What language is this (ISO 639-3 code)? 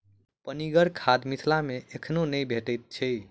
mai